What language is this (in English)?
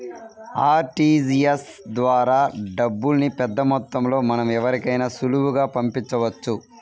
Telugu